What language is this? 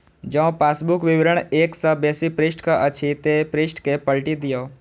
Maithili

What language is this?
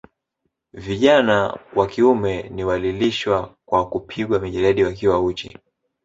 Swahili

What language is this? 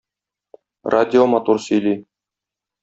Tatar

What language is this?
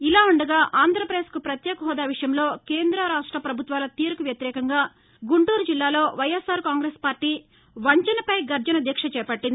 Telugu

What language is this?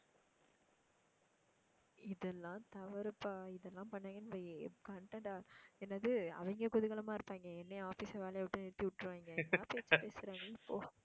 Tamil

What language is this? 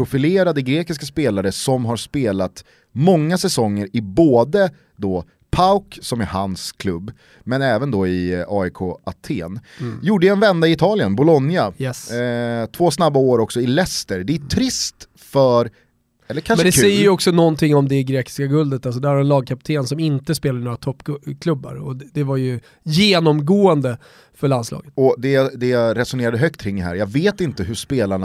Swedish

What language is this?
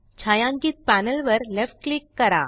Marathi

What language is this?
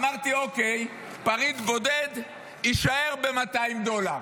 Hebrew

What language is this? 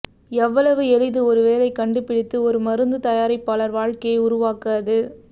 Tamil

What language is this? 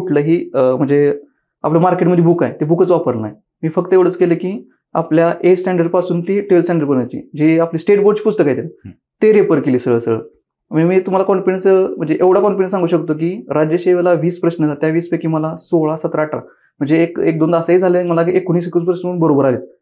Marathi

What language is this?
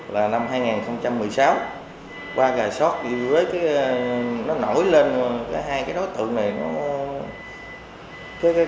Vietnamese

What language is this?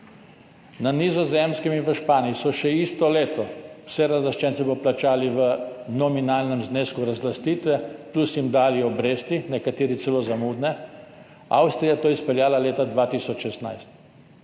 Slovenian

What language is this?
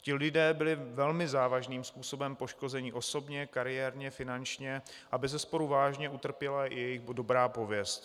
Czech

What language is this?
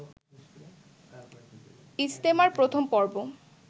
Bangla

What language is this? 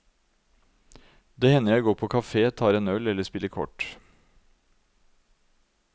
Norwegian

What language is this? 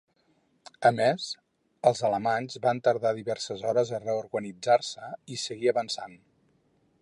Catalan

